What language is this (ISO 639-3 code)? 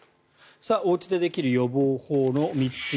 jpn